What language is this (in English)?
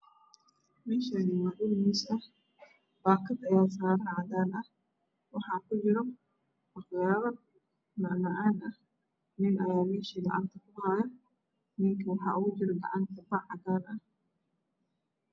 Somali